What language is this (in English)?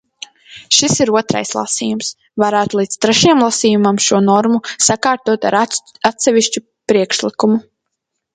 Latvian